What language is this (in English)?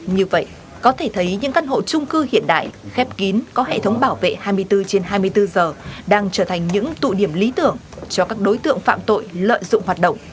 Vietnamese